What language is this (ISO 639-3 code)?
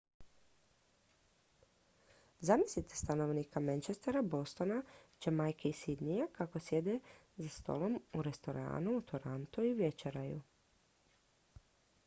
hrv